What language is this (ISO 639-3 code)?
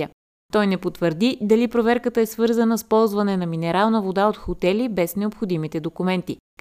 bul